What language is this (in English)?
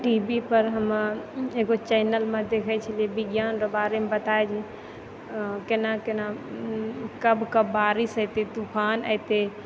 Maithili